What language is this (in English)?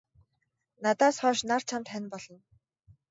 Mongolian